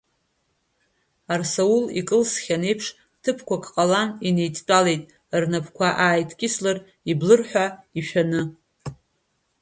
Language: Abkhazian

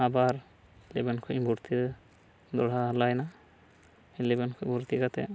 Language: Santali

